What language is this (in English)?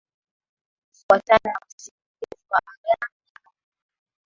Swahili